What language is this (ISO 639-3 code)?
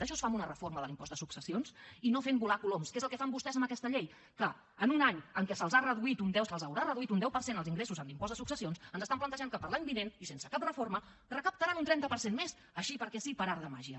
cat